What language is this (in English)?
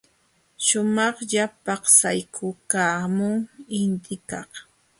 Jauja Wanca Quechua